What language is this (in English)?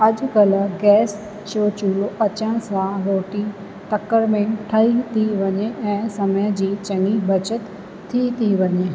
Sindhi